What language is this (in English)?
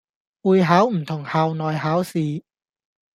Cantonese